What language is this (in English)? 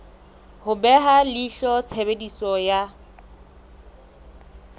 Southern Sotho